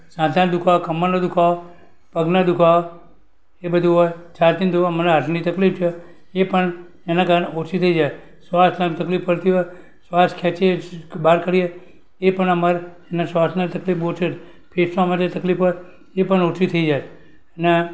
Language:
Gujarati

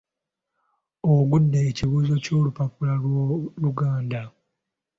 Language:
Ganda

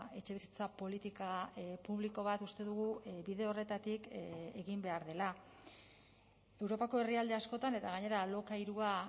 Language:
Basque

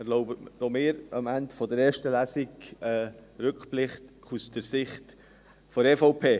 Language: Swiss German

